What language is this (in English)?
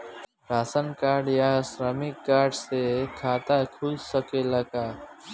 Bhojpuri